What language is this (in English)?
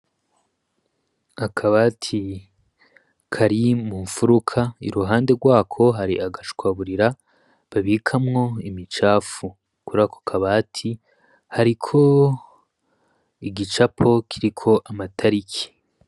Rundi